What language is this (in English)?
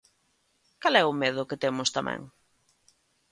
Galician